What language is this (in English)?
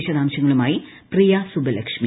Malayalam